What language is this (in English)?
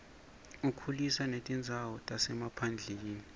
Swati